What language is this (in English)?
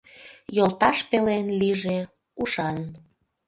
Mari